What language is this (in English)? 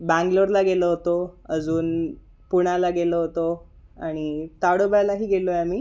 Marathi